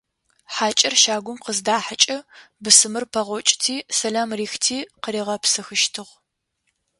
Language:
Adyghe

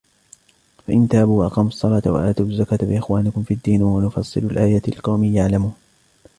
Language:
Arabic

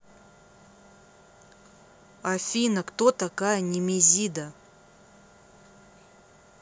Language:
Russian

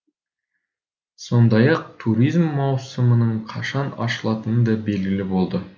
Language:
Kazakh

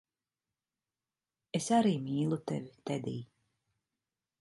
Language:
Latvian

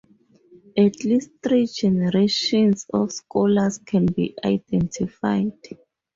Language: English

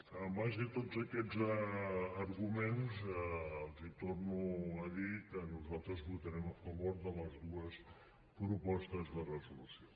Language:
Catalan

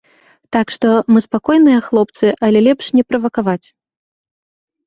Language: Belarusian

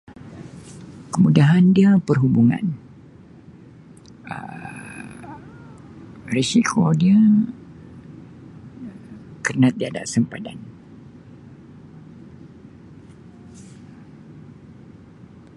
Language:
Sabah Malay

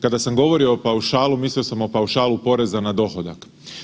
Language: Croatian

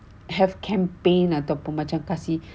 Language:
English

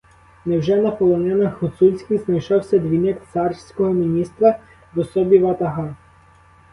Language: Ukrainian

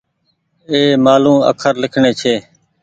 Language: Goaria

